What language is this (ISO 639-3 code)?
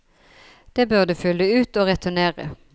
nor